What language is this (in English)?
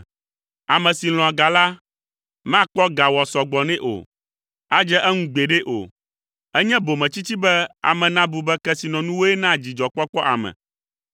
Ewe